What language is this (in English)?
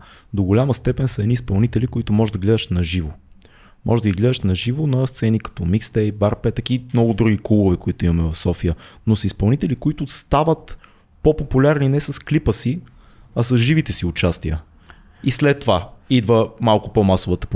Bulgarian